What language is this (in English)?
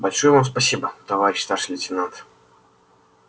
Russian